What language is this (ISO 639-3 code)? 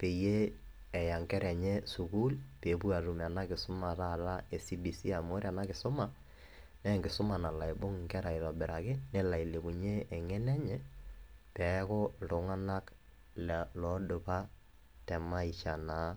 mas